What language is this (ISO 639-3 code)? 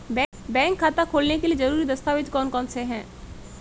hin